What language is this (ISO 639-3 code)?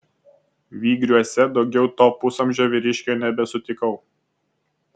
lit